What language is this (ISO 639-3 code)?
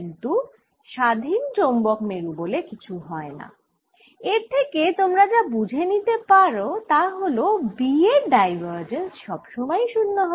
ben